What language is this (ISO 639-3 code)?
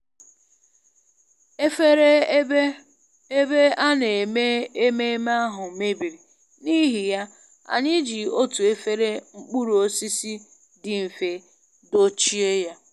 ibo